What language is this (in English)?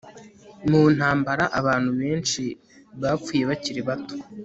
Kinyarwanda